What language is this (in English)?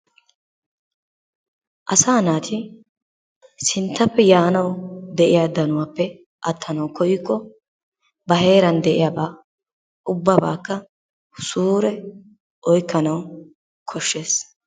Wolaytta